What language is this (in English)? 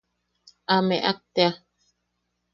Yaqui